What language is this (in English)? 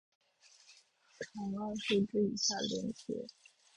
Chinese